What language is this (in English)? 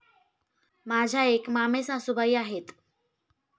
Marathi